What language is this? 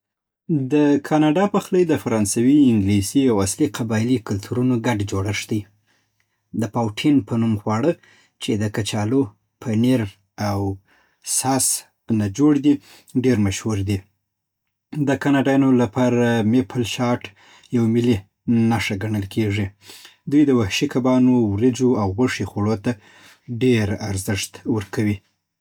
Southern Pashto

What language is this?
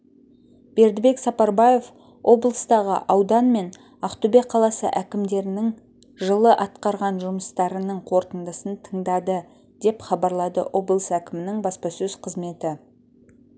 Kazakh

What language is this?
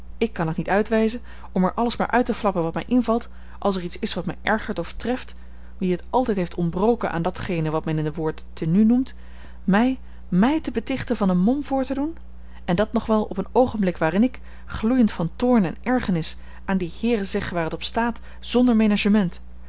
Dutch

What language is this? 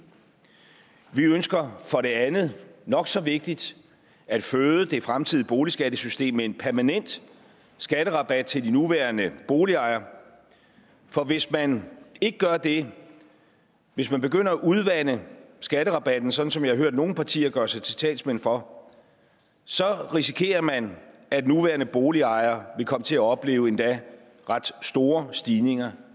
Danish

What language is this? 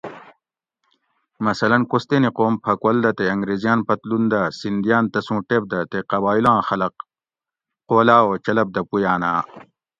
Gawri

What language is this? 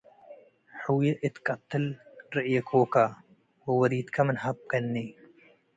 Tigre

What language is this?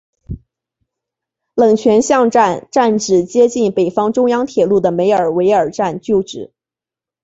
Chinese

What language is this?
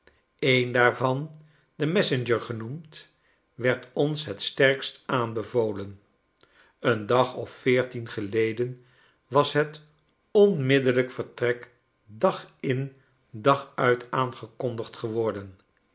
Dutch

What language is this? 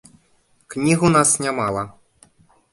Belarusian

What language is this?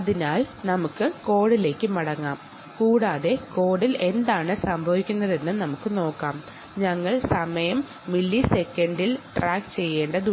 Malayalam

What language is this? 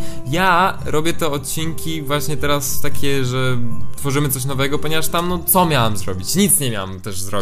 Polish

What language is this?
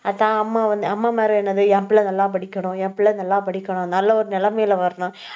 Tamil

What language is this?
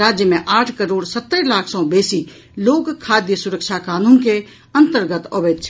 Maithili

